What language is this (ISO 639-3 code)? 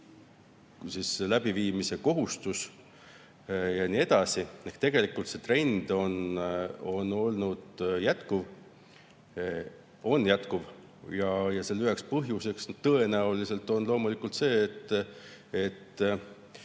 est